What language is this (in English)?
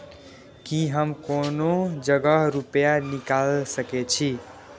Maithili